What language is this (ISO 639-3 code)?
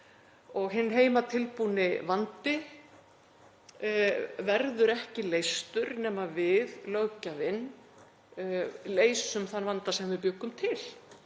isl